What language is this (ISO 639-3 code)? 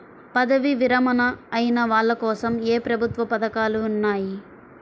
tel